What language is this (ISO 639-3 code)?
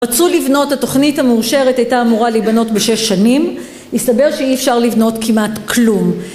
heb